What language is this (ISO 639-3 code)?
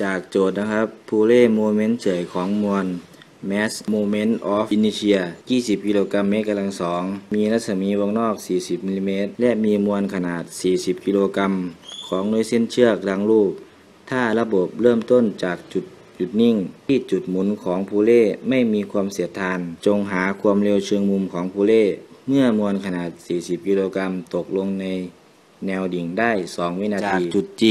tha